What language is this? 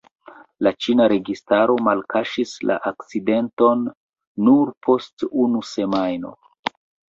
Esperanto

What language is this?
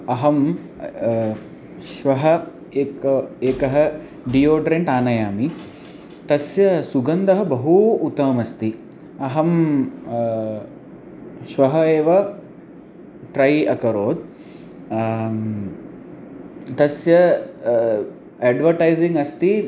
Sanskrit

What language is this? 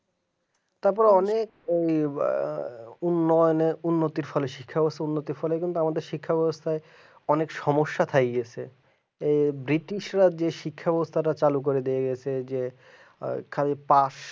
Bangla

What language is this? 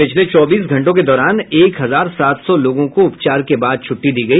Hindi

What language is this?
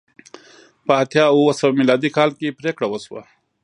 Pashto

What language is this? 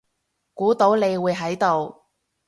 Cantonese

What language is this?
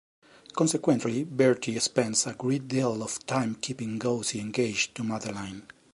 English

